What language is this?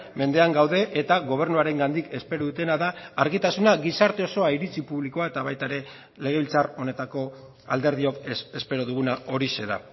Basque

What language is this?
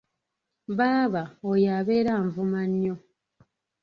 Ganda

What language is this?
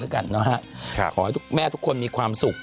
Thai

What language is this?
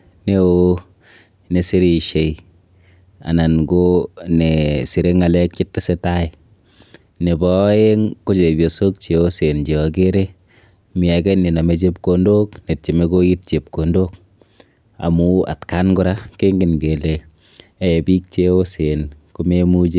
Kalenjin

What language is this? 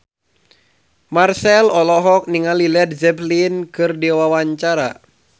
Sundanese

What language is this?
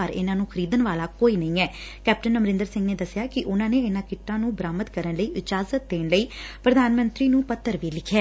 Punjabi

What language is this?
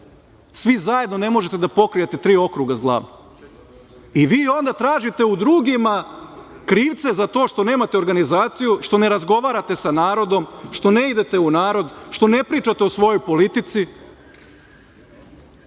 Serbian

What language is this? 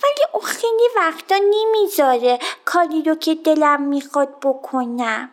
Persian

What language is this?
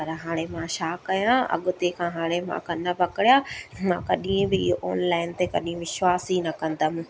Sindhi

